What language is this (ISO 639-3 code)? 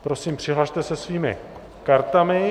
ces